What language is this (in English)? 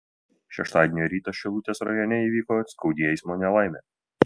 Lithuanian